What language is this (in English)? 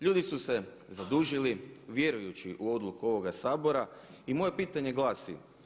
Croatian